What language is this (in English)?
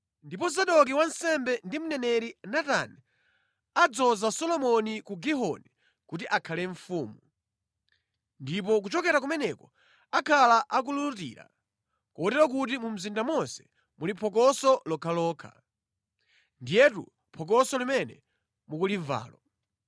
Nyanja